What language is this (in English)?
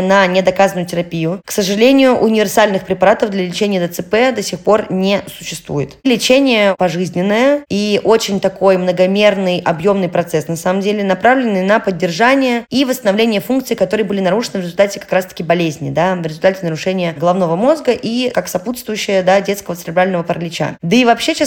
Russian